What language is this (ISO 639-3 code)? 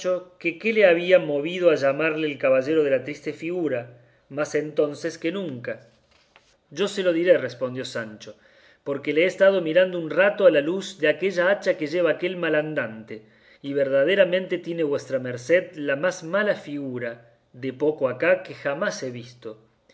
spa